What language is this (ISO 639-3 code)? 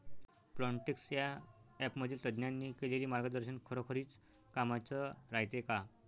mar